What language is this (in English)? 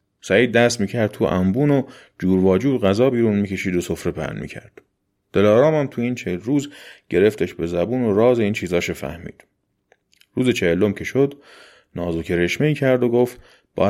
Persian